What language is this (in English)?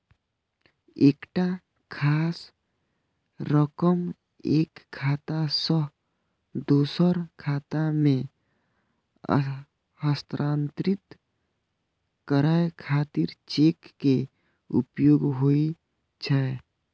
Maithili